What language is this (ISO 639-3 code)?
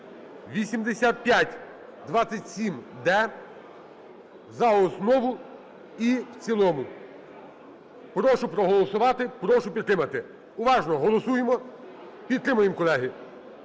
ukr